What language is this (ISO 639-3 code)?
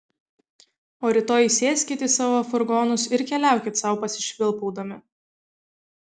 lit